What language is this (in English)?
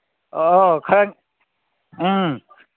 Manipuri